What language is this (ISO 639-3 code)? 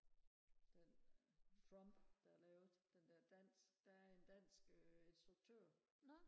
dan